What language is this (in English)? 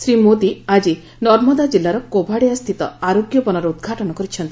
Odia